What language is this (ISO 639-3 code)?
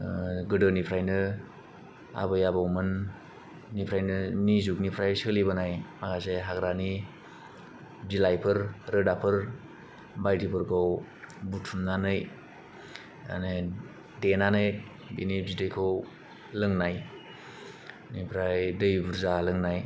brx